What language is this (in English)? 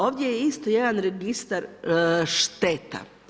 Croatian